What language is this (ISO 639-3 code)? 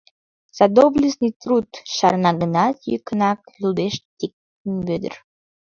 chm